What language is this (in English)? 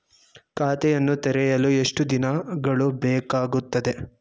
Kannada